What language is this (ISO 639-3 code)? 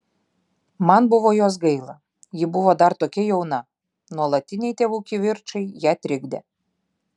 lit